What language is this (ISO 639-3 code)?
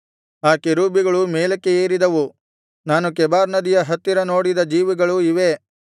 kan